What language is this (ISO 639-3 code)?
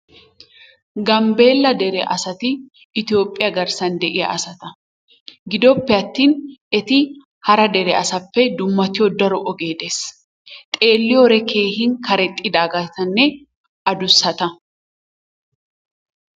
wal